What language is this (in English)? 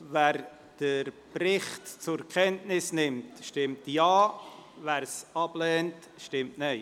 Swiss German